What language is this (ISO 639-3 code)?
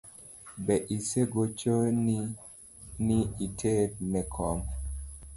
luo